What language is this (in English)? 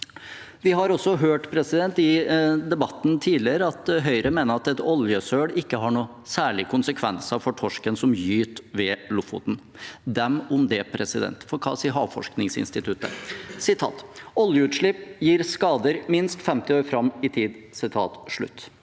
Norwegian